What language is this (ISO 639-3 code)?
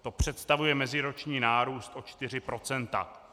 ces